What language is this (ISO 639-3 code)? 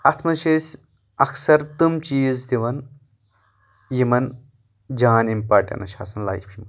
kas